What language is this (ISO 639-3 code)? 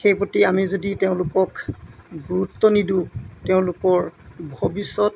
asm